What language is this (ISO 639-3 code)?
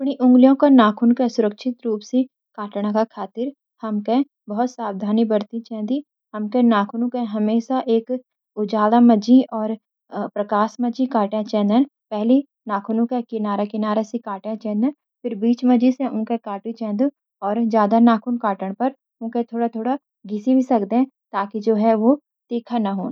gbm